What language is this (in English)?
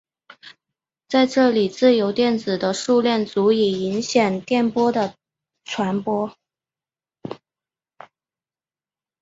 Chinese